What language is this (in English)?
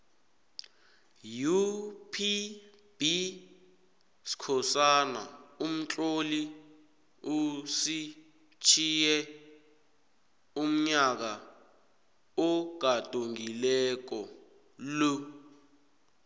South Ndebele